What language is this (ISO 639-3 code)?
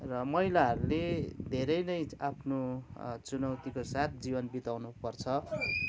nep